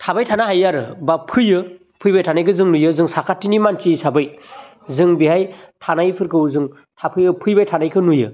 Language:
Bodo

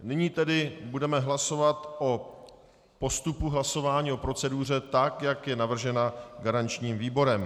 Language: Czech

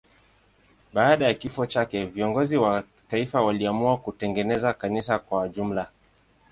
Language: Swahili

